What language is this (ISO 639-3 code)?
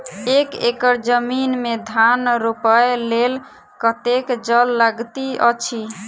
mai